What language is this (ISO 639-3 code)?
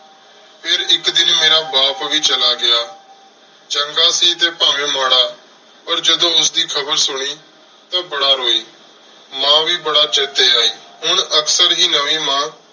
pan